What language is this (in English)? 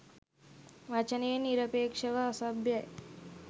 Sinhala